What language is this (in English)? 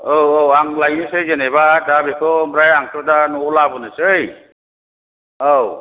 Bodo